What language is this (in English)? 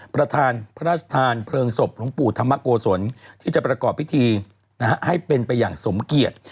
Thai